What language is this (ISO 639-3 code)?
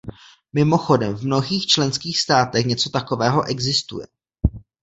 ces